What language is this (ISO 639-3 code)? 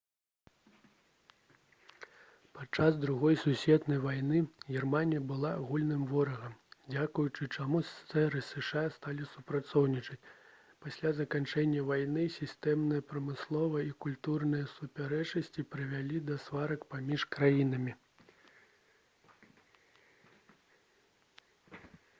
bel